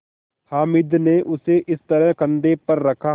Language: Hindi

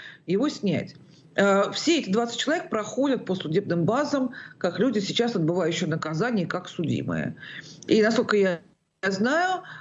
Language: Russian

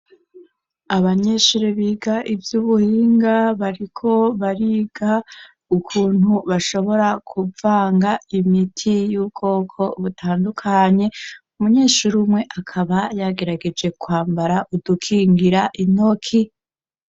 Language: Rundi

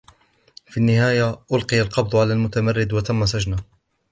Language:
Arabic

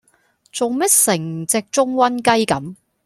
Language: Cantonese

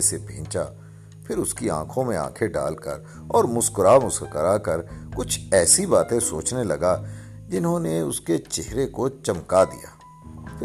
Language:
Urdu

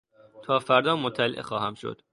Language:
Persian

